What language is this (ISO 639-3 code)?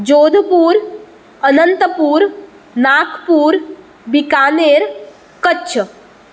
kok